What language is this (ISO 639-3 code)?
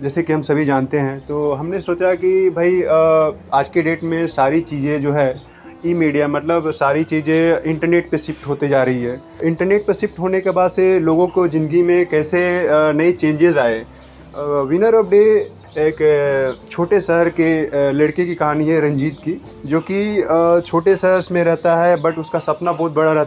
hin